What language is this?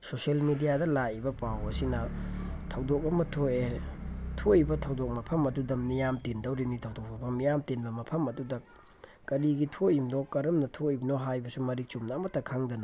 Manipuri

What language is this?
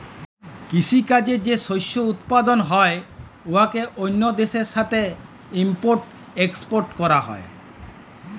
Bangla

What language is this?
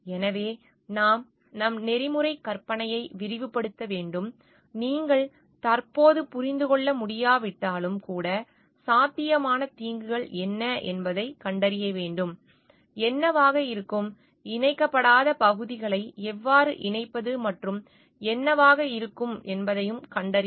Tamil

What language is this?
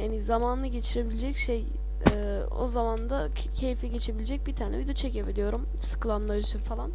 Turkish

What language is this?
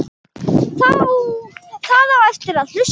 Icelandic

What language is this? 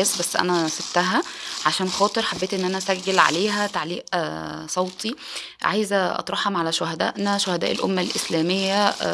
Arabic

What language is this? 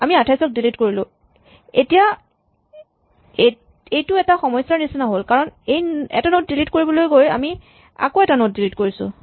Assamese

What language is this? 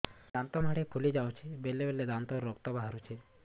Odia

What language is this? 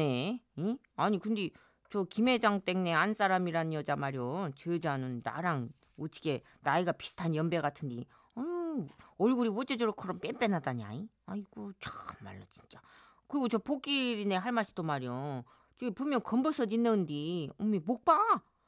Korean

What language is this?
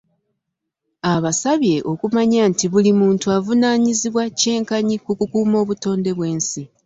Ganda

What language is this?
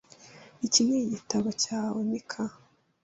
Kinyarwanda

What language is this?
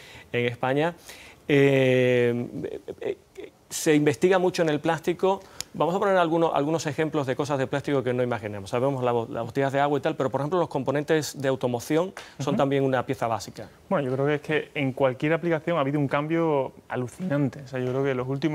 Spanish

